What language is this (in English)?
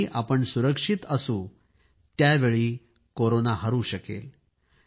Marathi